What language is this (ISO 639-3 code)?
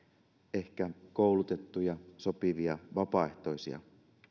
fin